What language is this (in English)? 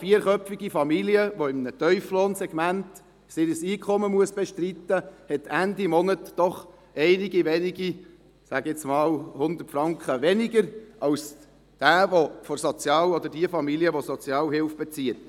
Swiss German